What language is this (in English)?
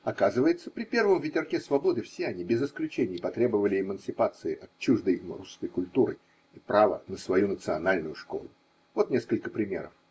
Russian